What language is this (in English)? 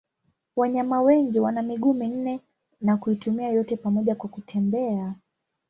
Swahili